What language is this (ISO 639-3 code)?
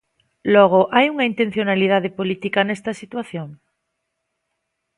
glg